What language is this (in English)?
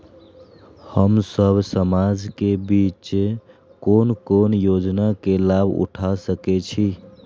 Maithili